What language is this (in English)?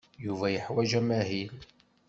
Kabyle